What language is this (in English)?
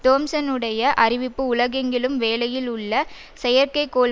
Tamil